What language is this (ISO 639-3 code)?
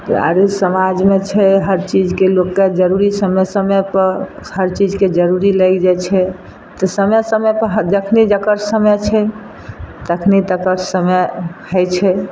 mai